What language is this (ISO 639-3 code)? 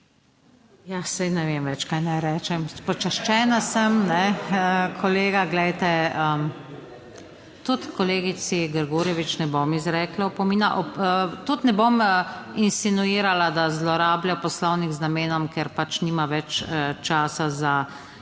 slv